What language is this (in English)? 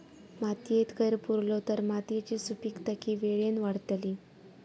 Marathi